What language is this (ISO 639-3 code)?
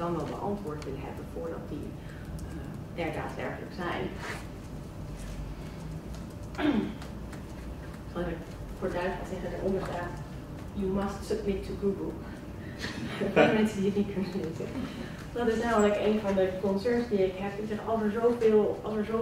nld